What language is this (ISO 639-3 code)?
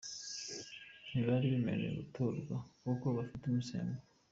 kin